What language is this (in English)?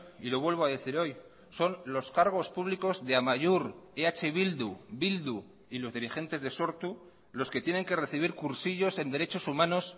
Spanish